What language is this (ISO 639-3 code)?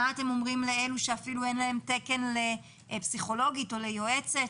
heb